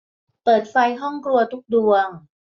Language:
Thai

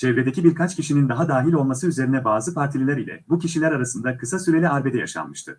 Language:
Turkish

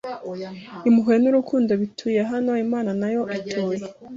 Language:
Kinyarwanda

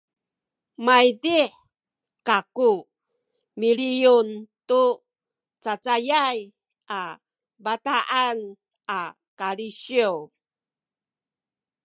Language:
Sakizaya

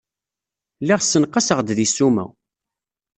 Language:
Kabyle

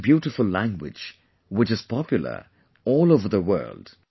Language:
English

